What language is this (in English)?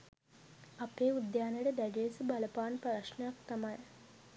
Sinhala